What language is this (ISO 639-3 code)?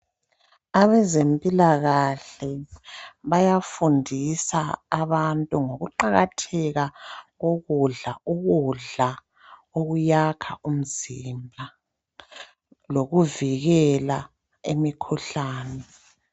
nde